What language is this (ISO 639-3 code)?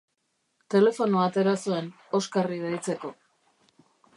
eus